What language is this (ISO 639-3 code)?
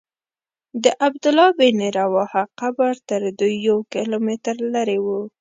pus